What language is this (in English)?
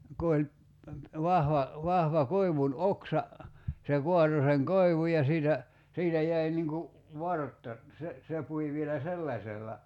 Finnish